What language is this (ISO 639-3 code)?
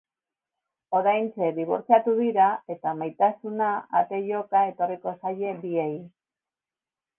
eus